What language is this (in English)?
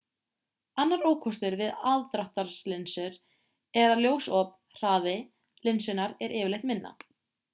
Icelandic